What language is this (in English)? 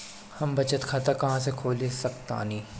Bhojpuri